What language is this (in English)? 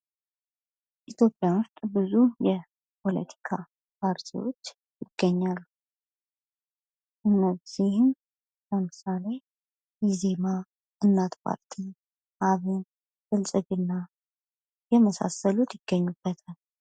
Amharic